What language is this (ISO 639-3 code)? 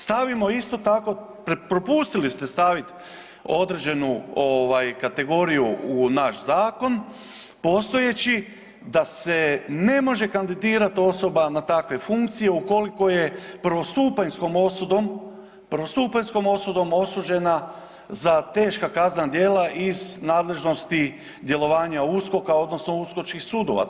hrv